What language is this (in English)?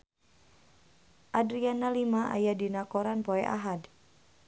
Sundanese